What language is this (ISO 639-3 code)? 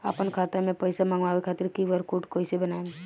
bho